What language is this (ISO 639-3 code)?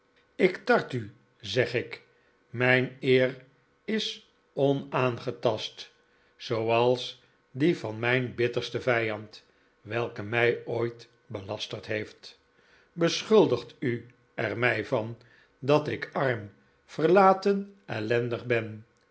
nld